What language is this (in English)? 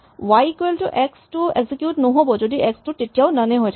Assamese